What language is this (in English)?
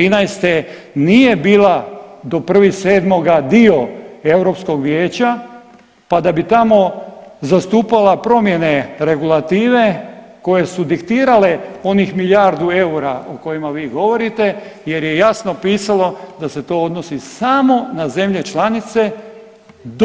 Croatian